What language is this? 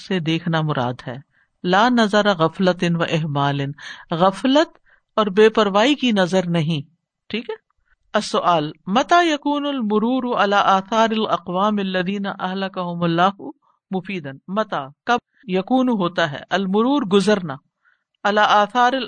Urdu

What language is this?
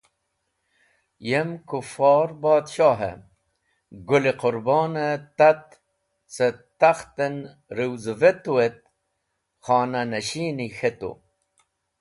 Wakhi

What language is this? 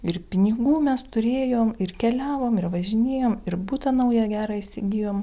Lithuanian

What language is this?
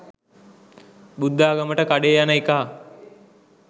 Sinhala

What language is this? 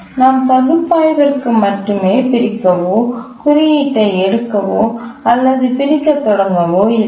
Tamil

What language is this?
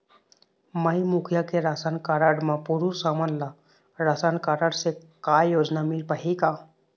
Chhattisgarhi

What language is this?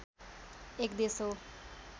Nepali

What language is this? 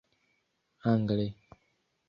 Esperanto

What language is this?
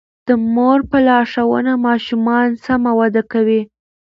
Pashto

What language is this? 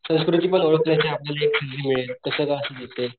Marathi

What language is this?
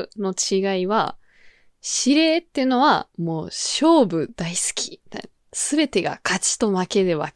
Japanese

